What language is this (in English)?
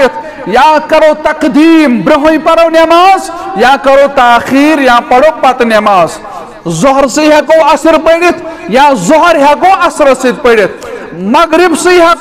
Arabic